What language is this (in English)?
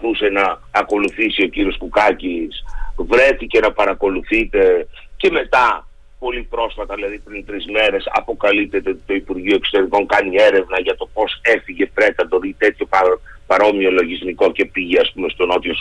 Greek